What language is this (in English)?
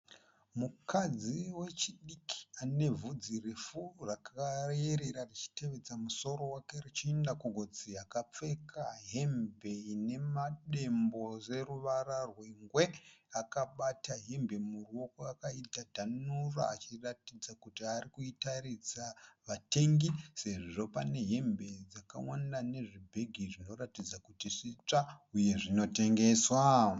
Shona